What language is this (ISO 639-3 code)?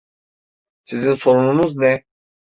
tur